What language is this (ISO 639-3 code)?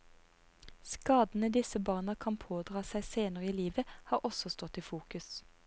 nor